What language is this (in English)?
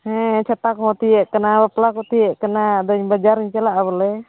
Santali